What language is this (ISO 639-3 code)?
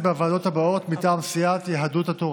heb